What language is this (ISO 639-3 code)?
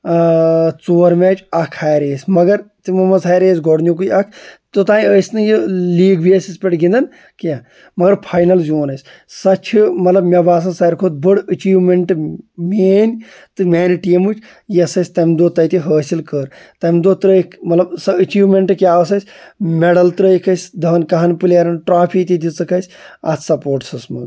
kas